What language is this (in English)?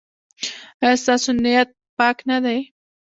Pashto